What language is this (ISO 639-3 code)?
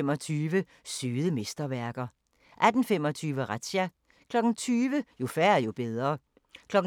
dan